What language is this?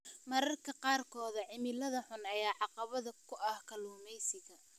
Somali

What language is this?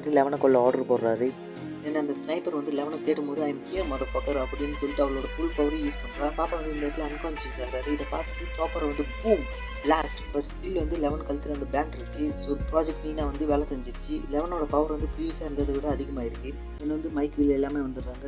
Tamil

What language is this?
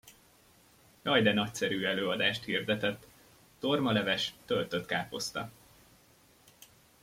Hungarian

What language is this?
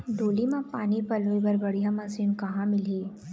Chhattisgarhi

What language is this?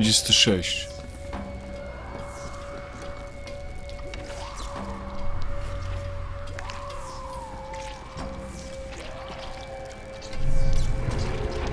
Polish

